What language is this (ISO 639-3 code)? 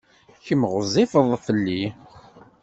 kab